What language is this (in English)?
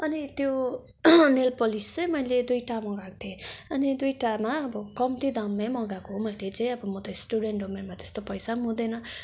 Nepali